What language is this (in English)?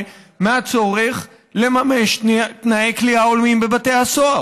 Hebrew